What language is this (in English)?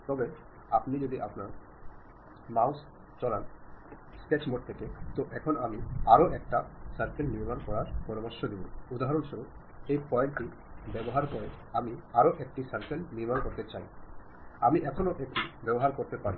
Bangla